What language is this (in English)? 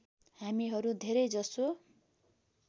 Nepali